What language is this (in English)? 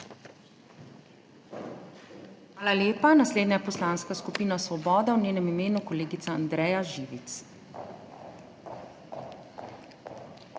Slovenian